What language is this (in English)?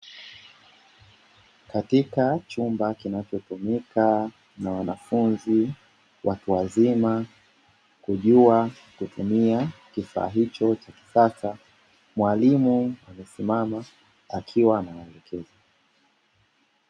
Swahili